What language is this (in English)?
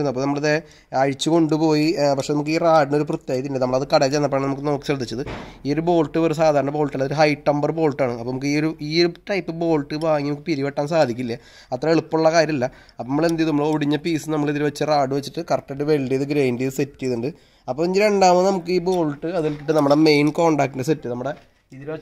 Arabic